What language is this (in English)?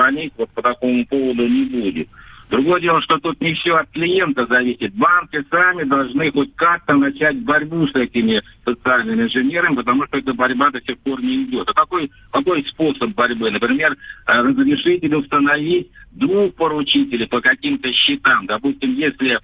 Russian